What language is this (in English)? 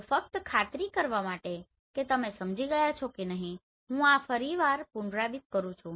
Gujarati